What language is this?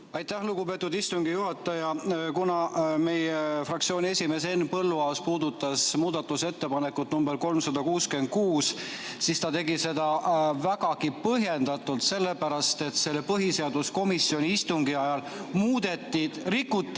Estonian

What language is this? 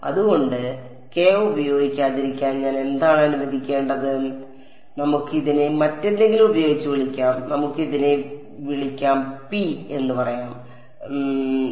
Malayalam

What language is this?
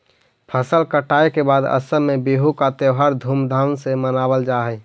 Magahi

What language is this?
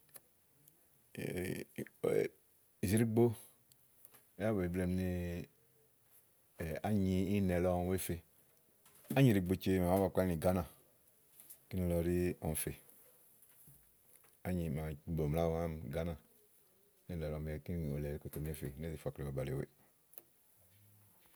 Igo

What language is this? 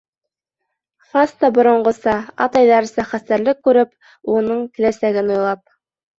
Bashkir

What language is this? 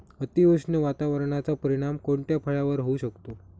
Marathi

